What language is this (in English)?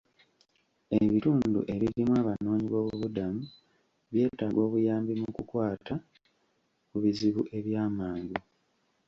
Ganda